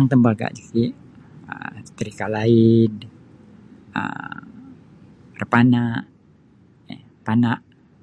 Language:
Sabah Bisaya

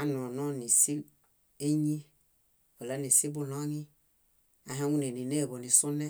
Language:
Bayot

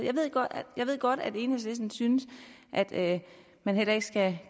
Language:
Danish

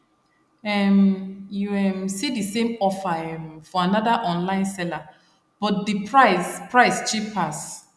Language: Nigerian Pidgin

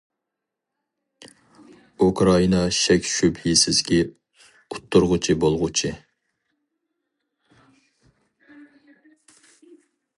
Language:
Uyghur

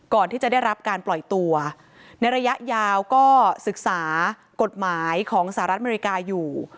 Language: Thai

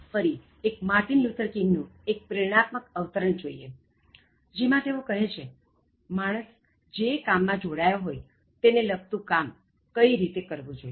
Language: Gujarati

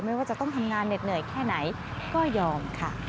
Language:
Thai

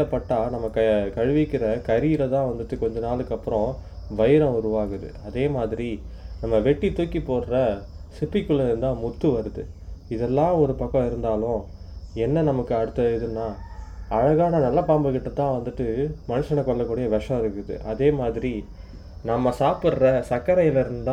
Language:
Tamil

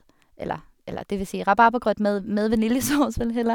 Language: Norwegian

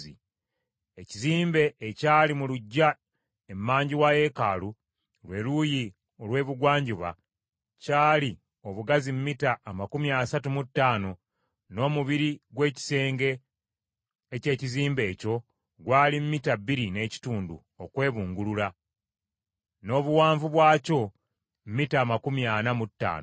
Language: Ganda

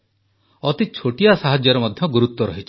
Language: Odia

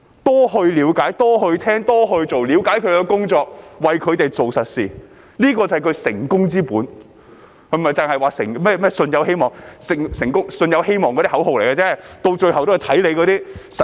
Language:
Cantonese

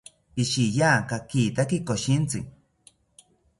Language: South Ucayali Ashéninka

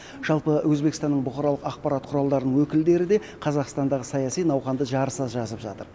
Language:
Kazakh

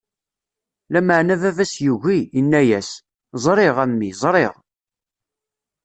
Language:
Kabyle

